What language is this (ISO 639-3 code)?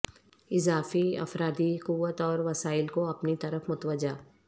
urd